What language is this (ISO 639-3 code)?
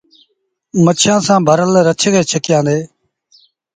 sbn